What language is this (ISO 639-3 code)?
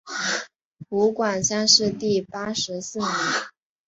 zho